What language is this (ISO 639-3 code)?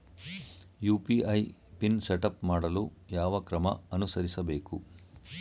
kan